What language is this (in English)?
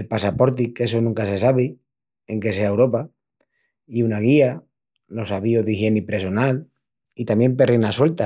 Extremaduran